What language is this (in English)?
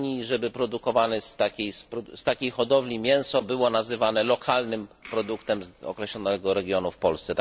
Polish